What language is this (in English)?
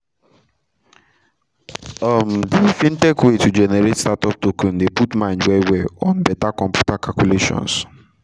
Nigerian Pidgin